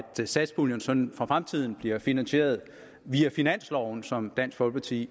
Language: Danish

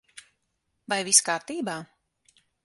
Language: Latvian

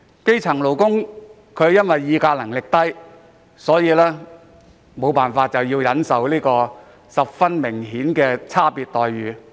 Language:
Cantonese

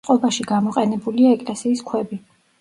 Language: Georgian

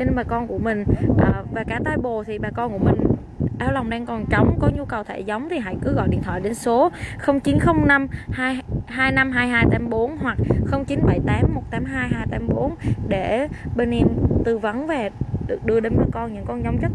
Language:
Vietnamese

